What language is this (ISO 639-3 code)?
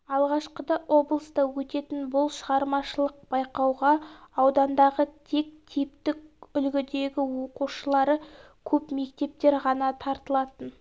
kaz